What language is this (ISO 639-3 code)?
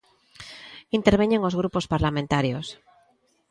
glg